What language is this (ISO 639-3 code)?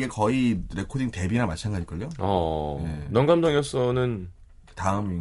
kor